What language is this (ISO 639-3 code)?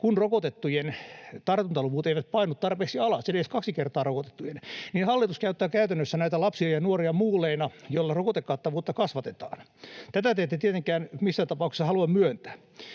fin